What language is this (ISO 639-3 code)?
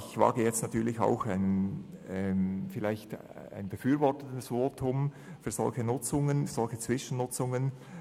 gsw